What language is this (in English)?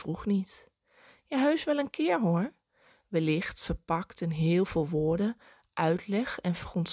Dutch